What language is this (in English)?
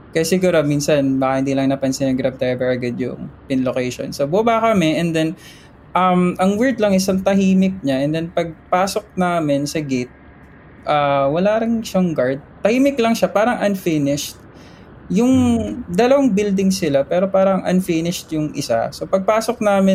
Filipino